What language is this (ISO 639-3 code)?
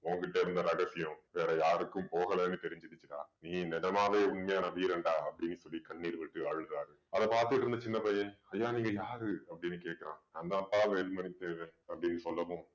tam